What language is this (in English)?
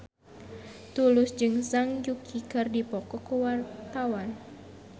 Sundanese